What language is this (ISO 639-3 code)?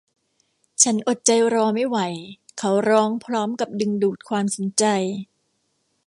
tha